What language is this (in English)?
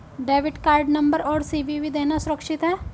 Hindi